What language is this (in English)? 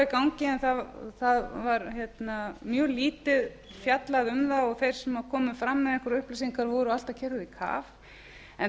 Icelandic